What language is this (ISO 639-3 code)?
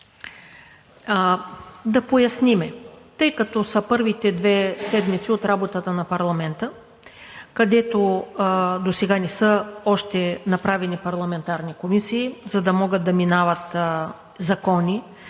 bul